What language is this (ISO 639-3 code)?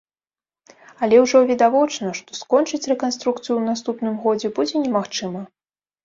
bel